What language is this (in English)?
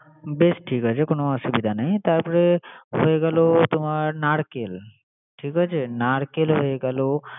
Bangla